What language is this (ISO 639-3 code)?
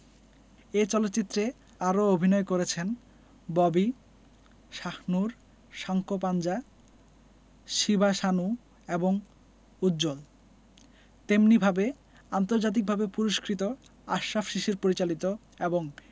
ben